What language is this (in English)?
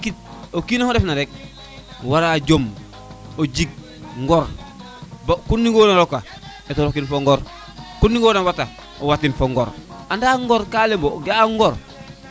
Serer